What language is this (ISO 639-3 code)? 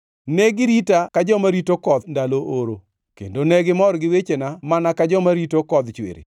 luo